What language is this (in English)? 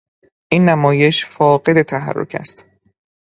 Persian